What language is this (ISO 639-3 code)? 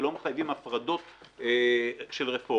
heb